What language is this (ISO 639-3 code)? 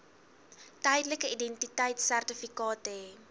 afr